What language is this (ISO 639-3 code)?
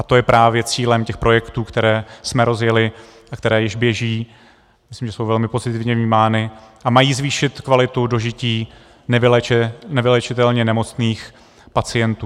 ces